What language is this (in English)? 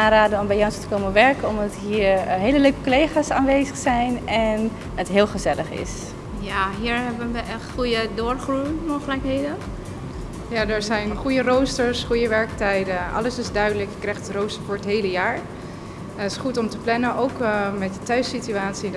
Dutch